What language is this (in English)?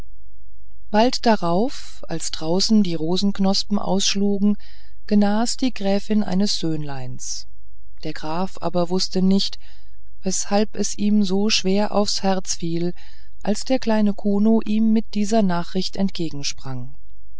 German